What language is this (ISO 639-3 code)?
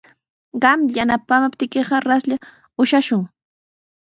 qws